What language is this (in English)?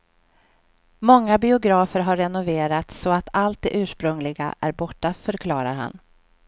Swedish